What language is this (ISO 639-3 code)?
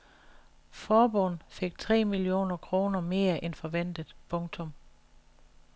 dan